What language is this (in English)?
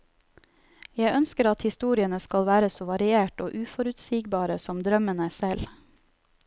Norwegian